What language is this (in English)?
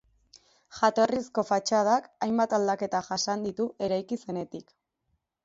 Basque